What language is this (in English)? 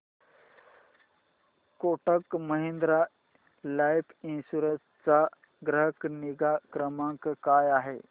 Marathi